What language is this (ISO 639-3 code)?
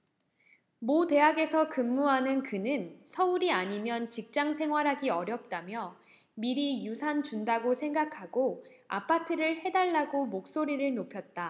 kor